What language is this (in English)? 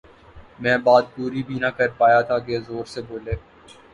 Urdu